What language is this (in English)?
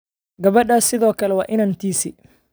Somali